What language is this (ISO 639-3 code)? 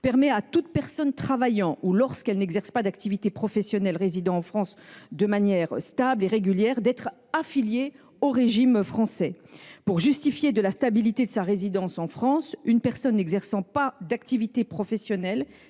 fra